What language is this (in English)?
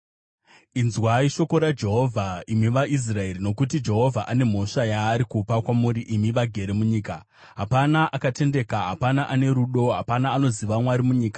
Shona